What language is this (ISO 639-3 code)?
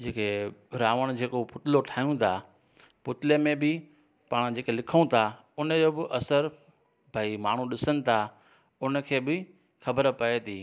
snd